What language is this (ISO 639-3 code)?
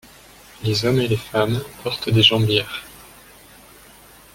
fra